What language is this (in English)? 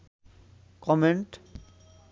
Bangla